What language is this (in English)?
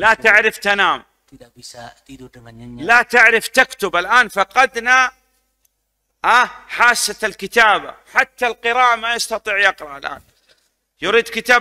Indonesian